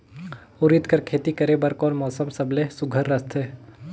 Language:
Chhattisgarhi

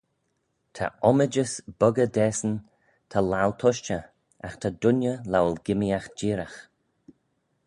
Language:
Manx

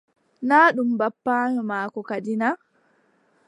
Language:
Adamawa Fulfulde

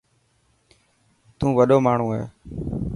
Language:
Dhatki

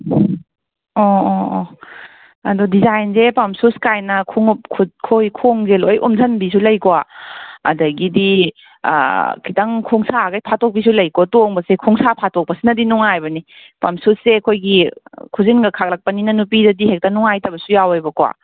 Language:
Manipuri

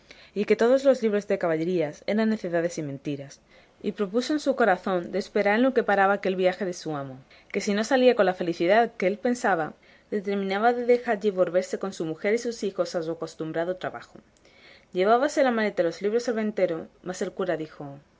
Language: Spanish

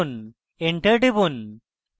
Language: Bangla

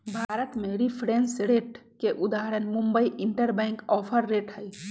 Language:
Magahi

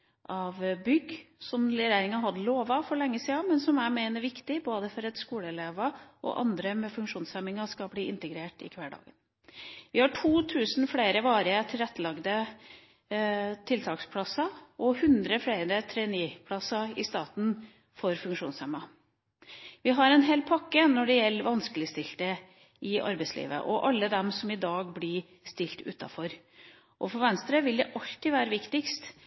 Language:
Norwegian Bokmål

